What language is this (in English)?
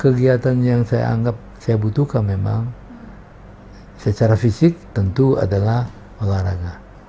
Indonesian